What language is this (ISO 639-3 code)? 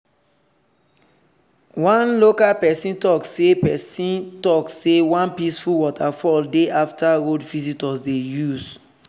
pcm